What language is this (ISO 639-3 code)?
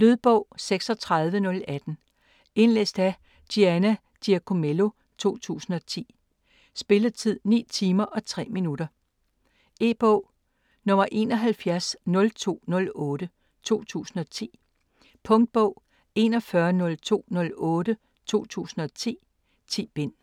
dan